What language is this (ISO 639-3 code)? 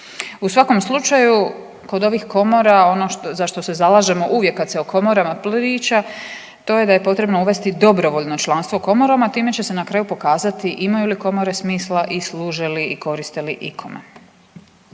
hrv